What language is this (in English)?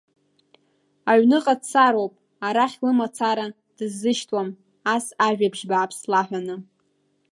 Abkhazian